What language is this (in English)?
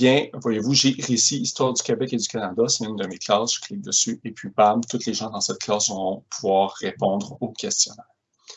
French